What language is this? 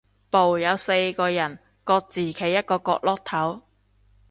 Cantonese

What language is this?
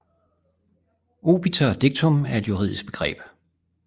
Danish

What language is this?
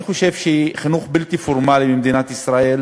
Hebrew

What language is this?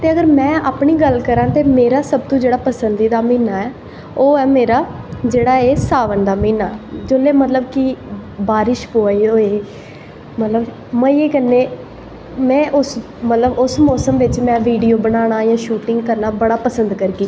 Dogri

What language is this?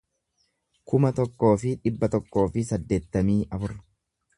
Oromo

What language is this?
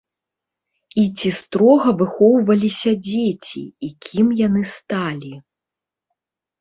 Belarusian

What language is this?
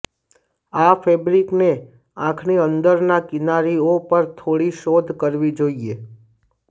Gujarati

